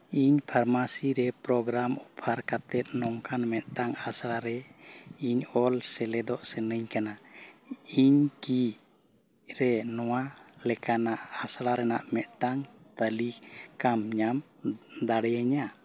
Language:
Santali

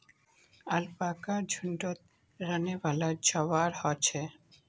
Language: Magahi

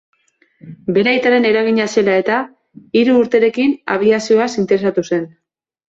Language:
Basque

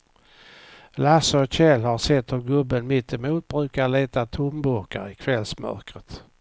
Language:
Swedish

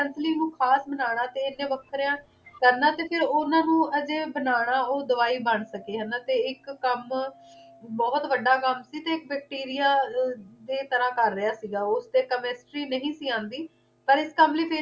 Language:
Punjabi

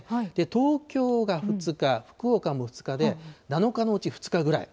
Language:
Japanese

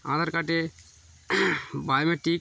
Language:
Bangla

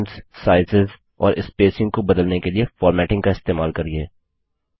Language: Hindi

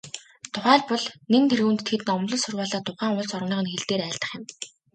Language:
Mongolian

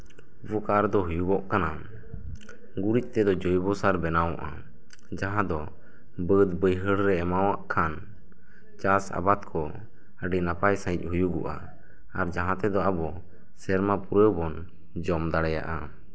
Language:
Santali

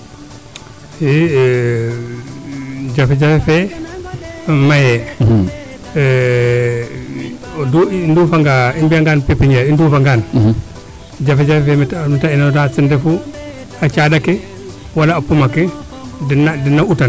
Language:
Serer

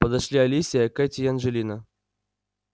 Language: Russian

